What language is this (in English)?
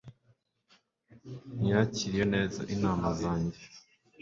Kinyarwanda